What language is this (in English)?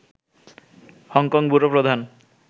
Bangla